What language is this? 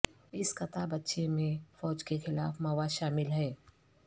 Urdu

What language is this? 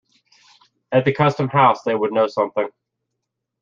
English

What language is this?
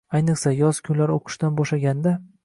Uzbek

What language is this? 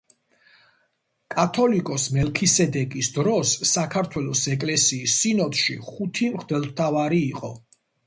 Georgian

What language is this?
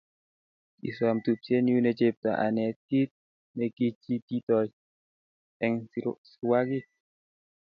Kalenjin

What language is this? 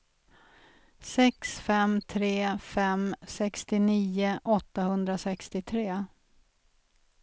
Swedish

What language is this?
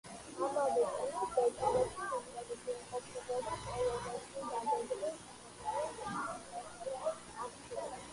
Georgian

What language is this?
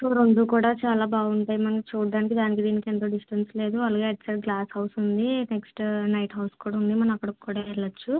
Telugu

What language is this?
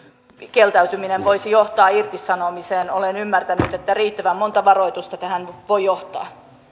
Finnish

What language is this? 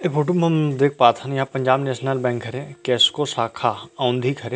Chhattisgarhi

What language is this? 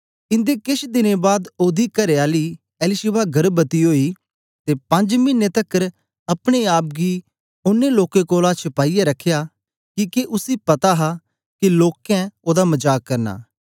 Dogri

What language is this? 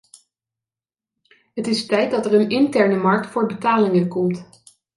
Dutch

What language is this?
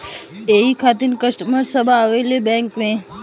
Bhojpuri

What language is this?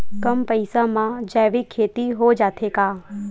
Chhattisgarhi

